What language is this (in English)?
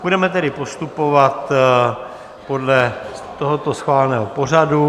Czech